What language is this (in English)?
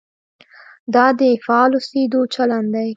Pashto